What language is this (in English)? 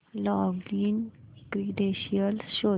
Marathi